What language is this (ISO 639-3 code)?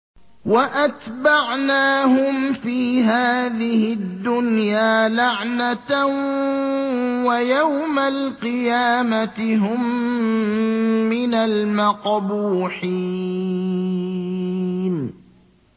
ara